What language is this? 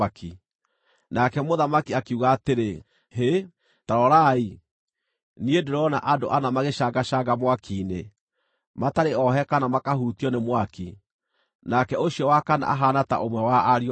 Kikuyu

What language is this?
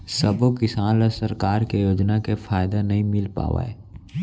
Chhattisgarhi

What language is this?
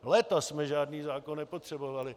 Czech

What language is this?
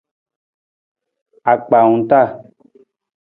Nawdm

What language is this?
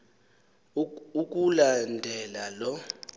Xhosa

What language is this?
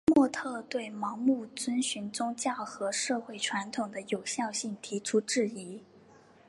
Chinese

